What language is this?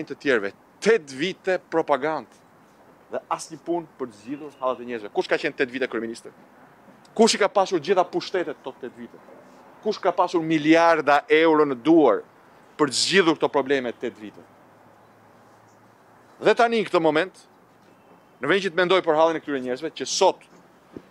Romanian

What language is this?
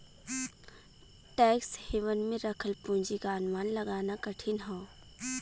Bhojpuri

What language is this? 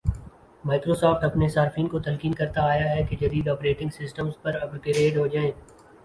Urdu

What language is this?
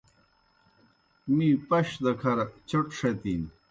Kohistani Shina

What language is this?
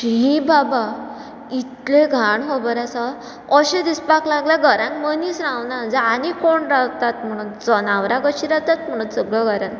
Konkani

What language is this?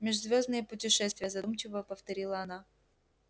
Russian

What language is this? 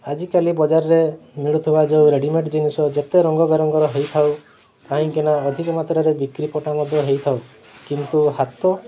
Odia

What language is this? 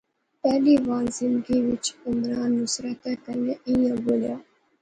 Pahari-Potwari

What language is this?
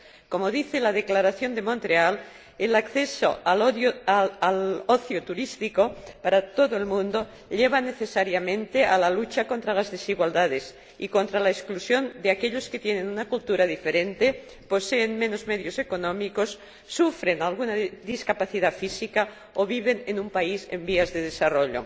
Spanish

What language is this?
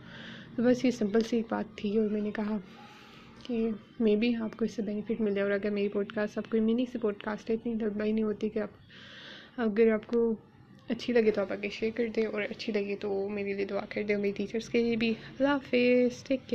Urdu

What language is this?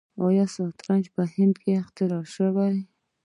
Pashto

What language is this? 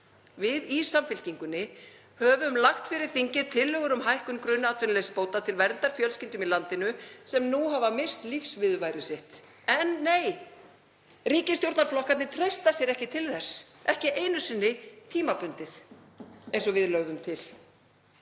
Icelandic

